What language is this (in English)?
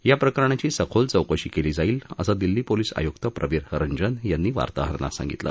Marathi